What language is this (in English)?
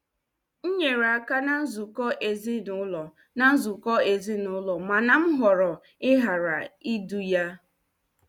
Igbo